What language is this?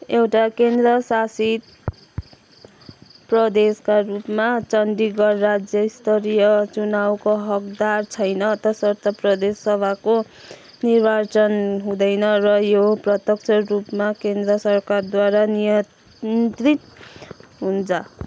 Nepali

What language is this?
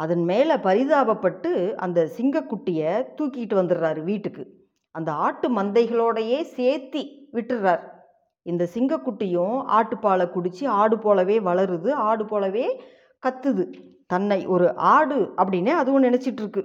Tamil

